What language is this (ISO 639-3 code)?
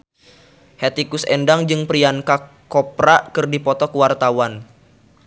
sun